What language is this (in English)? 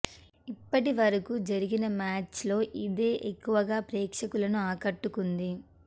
Telugu